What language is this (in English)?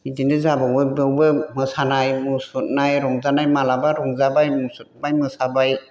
Bodo